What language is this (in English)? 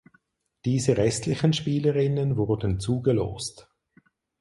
German